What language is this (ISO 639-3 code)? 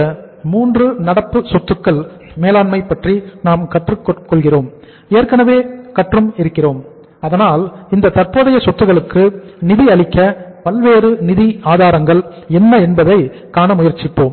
tam